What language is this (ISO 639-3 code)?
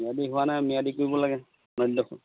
asm